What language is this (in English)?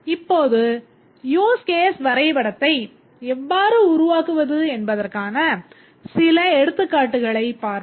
Tamil